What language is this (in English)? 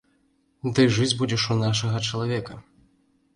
Belarusian